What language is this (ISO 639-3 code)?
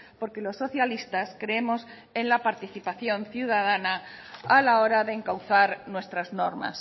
spa